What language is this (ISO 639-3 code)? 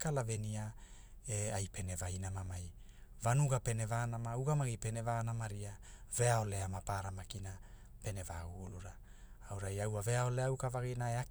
hul